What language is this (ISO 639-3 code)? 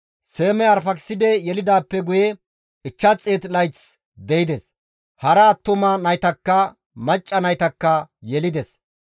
gmv